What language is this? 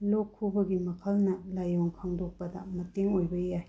Manipuri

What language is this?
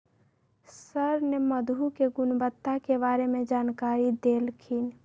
Magahi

